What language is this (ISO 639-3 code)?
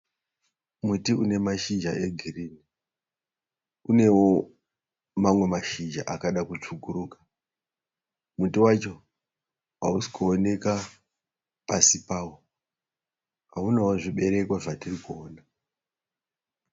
sna